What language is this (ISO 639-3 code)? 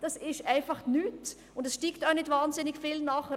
gsw